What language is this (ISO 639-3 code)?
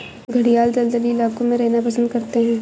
hin